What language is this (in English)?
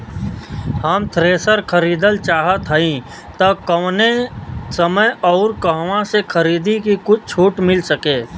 Bhojpuri